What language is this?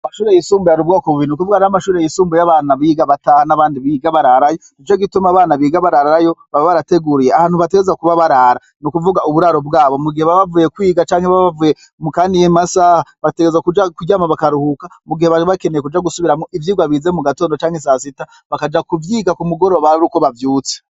Rundi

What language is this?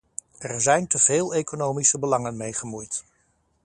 Dutch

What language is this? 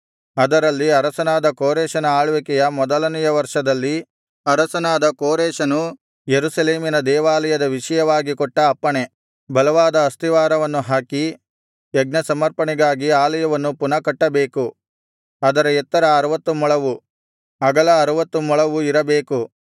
Kannada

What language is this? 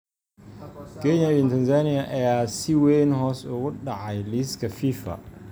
Somali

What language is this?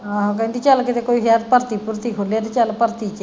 Punjabi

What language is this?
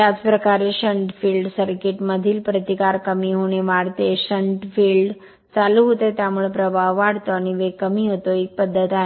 Marathi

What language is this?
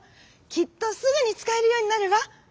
Japanese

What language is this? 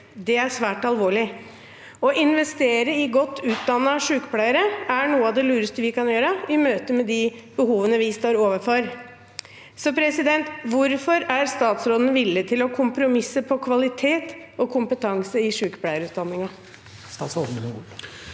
Norwegian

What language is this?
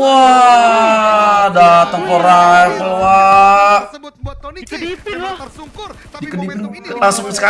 Indonesian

